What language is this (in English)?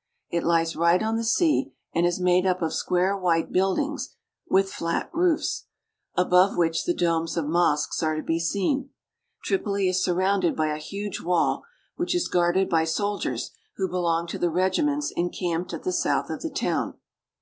English